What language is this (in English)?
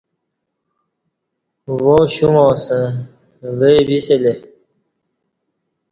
Kati